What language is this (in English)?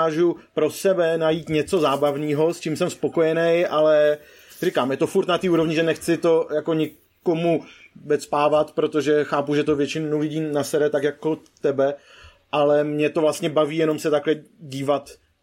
Czech